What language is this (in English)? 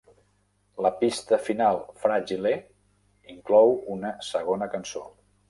Catalan